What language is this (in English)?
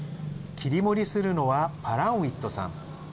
Japanese